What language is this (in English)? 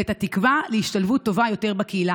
Hebrew